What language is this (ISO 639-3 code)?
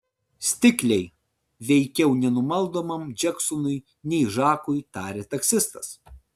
lit